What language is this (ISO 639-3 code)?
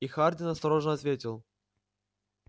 rus